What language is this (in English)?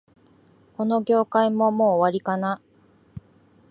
Japanese